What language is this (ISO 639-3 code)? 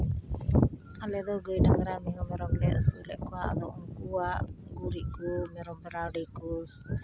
sat